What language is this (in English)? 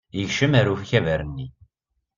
Kabyle